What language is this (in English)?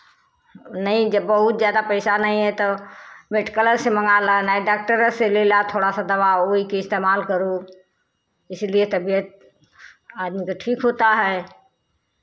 Hindi